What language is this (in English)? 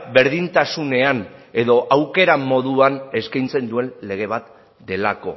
Basque